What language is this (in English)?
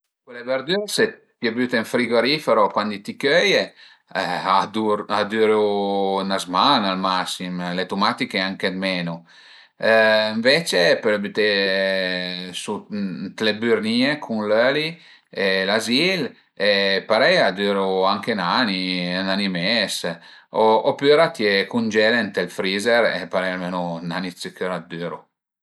Piedmontese